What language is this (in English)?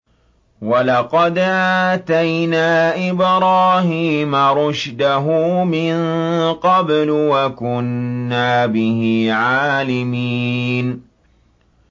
Arabic